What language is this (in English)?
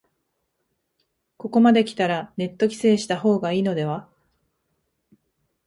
Japanese